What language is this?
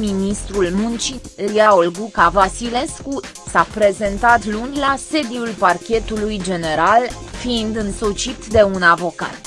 Romanian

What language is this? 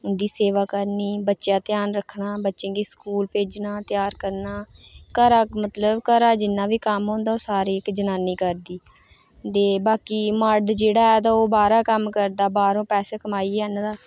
Dogri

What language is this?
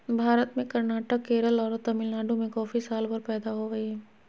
Magahi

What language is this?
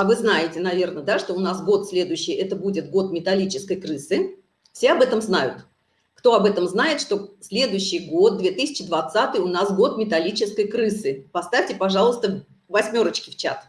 Russian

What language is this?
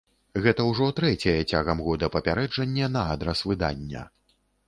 Belarusian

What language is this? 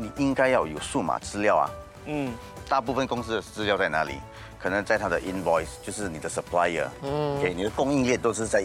Chinese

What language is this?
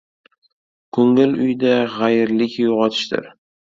Uzbek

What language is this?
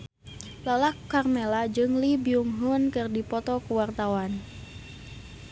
Sundanese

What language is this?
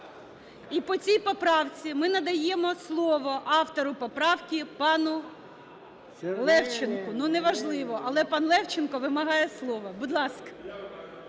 Ukrainian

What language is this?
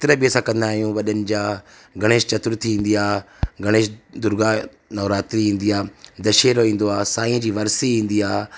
Sindhi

